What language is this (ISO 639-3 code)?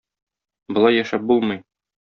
tat